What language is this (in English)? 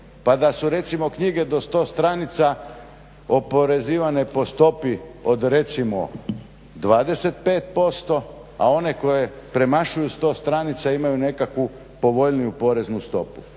Croatian